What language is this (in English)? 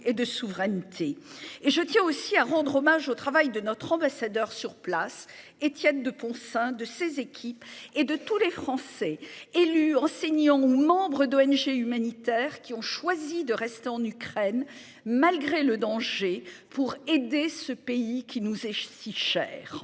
French